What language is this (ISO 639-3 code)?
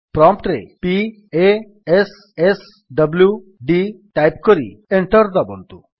ori